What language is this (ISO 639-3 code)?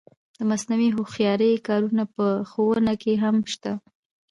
pus